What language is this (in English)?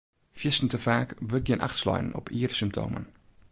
Western Frisian